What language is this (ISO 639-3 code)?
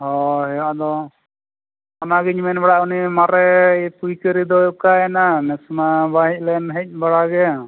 sat